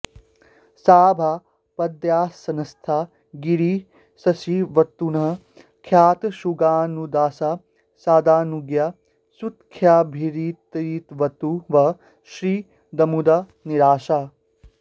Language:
Sanskrit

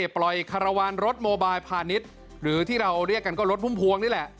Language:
Thai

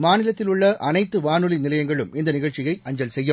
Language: Tamil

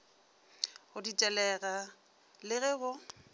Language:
Northern Sotho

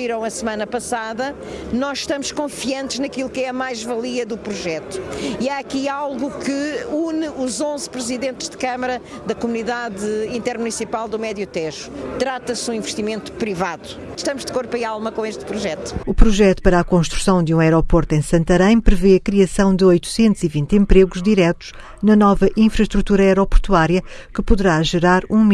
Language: Portuguese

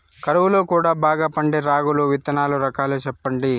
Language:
Telugu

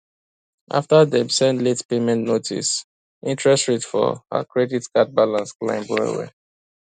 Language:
Nigerian Pidgin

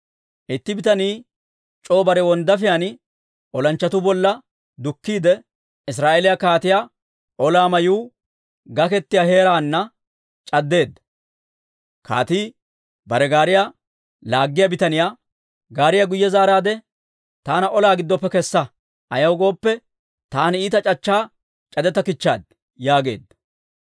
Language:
Dawro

